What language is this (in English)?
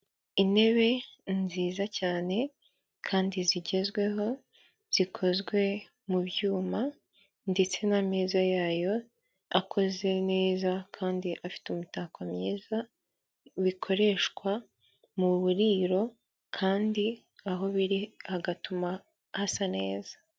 Kinyarwanda